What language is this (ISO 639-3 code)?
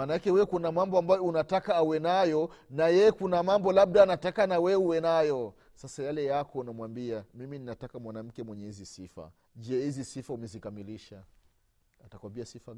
swa